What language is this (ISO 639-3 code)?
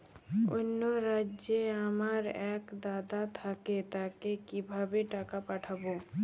ben